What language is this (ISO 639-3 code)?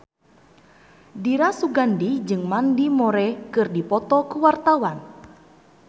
sun